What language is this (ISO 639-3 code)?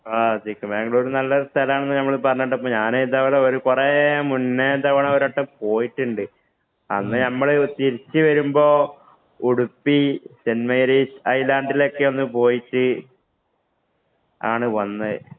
mal